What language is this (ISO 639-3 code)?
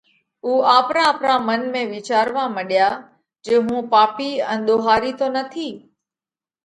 kvx